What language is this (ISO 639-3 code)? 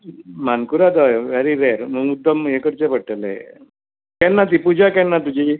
kok